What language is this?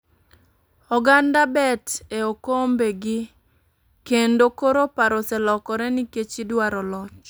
Luo (Kenya and Tanzania)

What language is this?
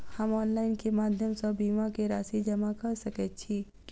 Maithili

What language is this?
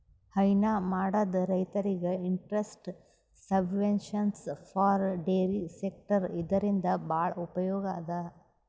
Kannada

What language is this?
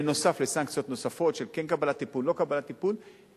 Hebrew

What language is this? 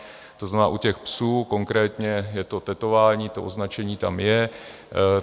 Czech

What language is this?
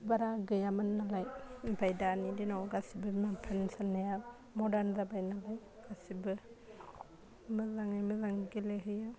Bodo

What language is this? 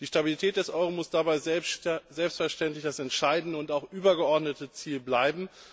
German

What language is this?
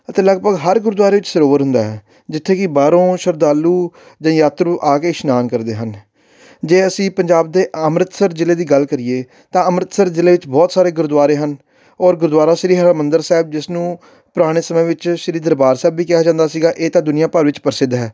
Punjabi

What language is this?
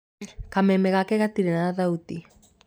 Kikuyu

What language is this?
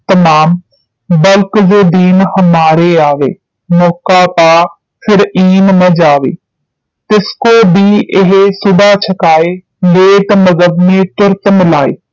Punjabi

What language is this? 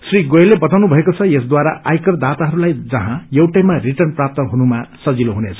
Nepali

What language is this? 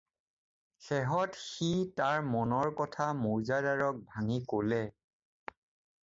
Assamese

